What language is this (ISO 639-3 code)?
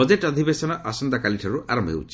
ori